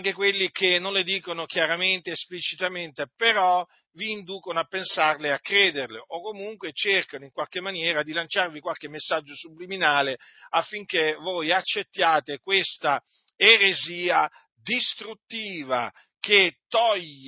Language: Italian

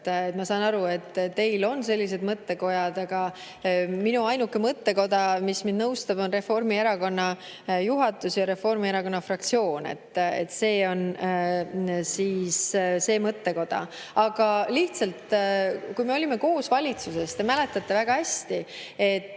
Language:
Estonian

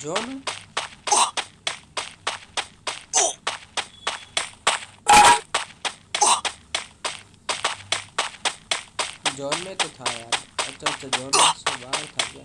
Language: Hindi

